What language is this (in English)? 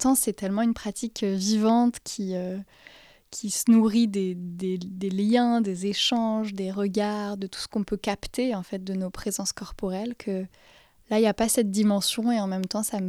French